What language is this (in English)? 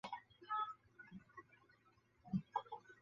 Chinese